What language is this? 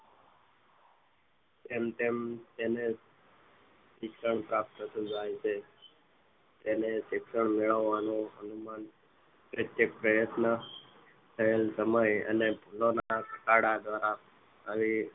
Gujarati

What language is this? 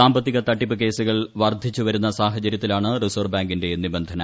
Malayalam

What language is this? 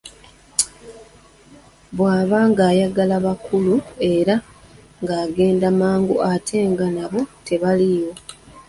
Ganda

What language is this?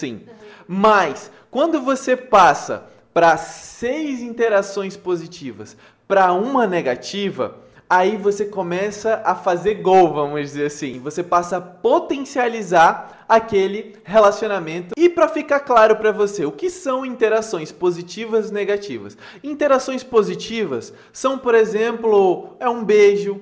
Portuguese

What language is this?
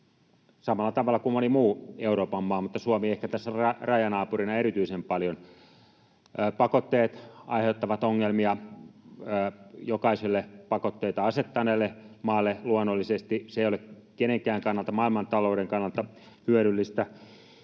Finnish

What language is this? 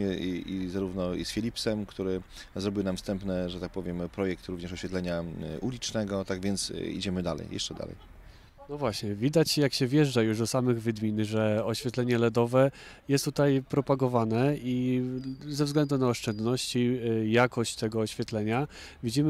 Polish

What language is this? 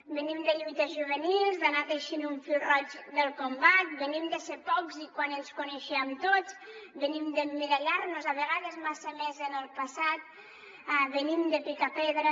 Catalan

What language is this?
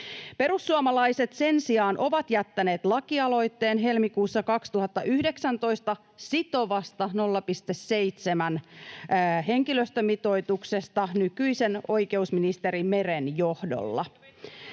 Finnish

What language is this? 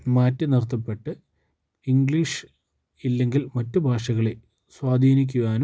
Malayalam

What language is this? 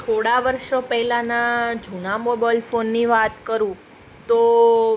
Gujarati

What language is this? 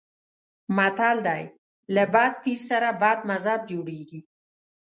Pashto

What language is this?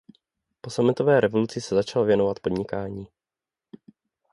Czech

